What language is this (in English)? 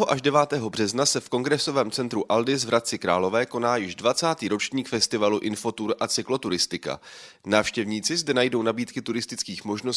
Czech